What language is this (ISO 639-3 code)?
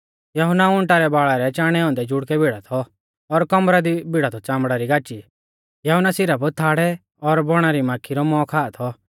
bfz